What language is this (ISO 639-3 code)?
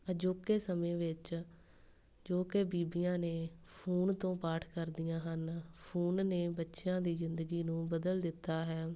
pan